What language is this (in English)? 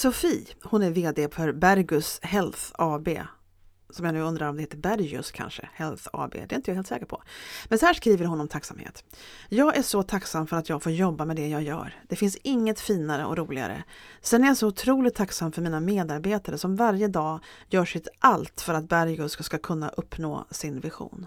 Swedish